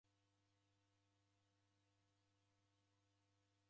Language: Taita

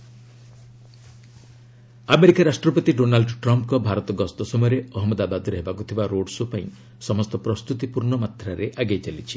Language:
Odia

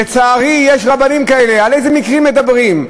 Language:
Hebrew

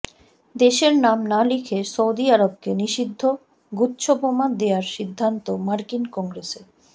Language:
Bangla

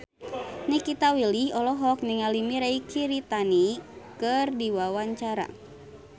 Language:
Sundanese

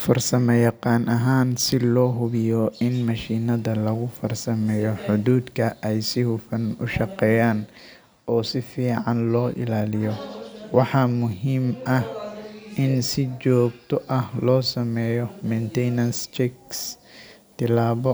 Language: Somali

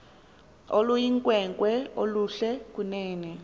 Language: Xhosa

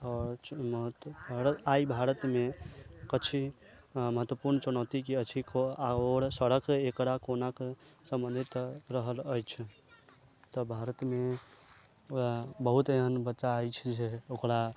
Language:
Maithili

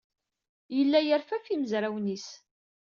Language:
Kabyle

